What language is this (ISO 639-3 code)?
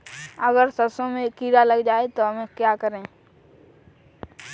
hin